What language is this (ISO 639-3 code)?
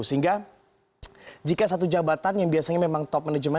ind